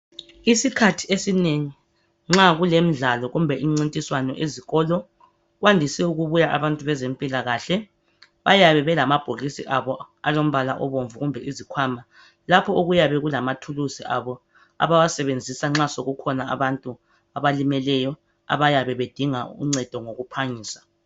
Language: North Ndebele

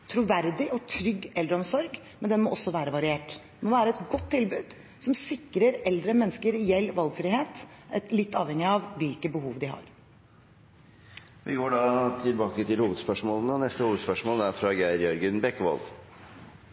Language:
Norwegian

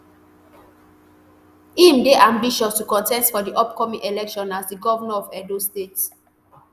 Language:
Nigerian Pidgin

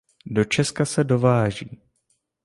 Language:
Czech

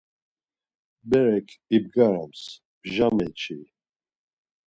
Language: Laz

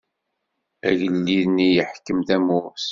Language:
Kabyle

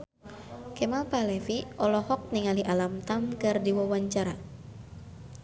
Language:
Sundanese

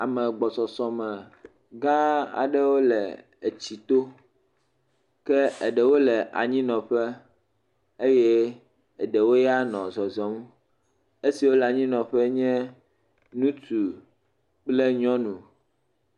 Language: Ewe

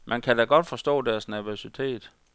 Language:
Danish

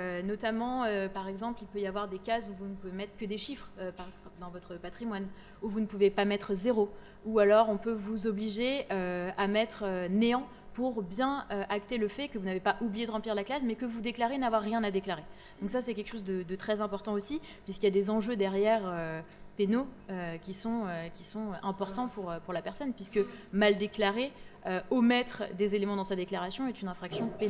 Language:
French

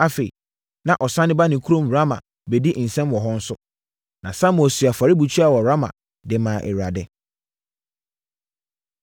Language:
Akan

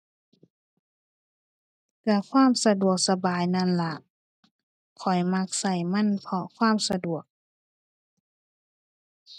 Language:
Thai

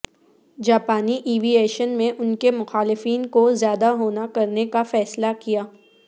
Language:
Urdu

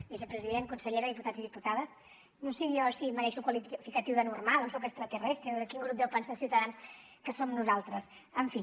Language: Catalan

